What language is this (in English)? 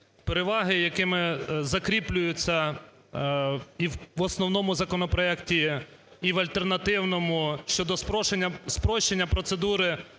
Ukrainian